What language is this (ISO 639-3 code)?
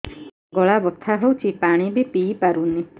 ori